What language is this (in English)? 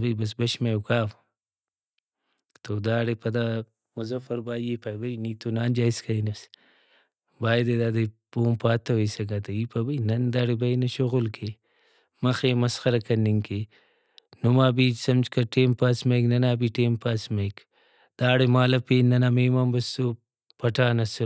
Brahui